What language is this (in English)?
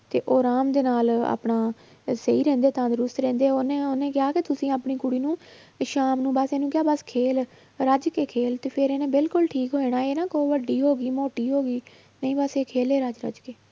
Punjabi